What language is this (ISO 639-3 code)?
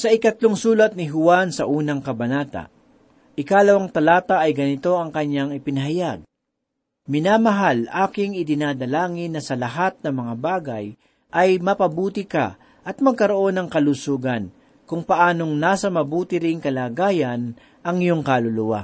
fil